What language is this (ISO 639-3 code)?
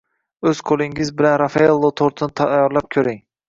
uzb